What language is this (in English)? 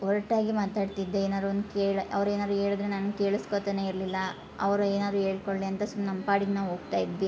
Kannada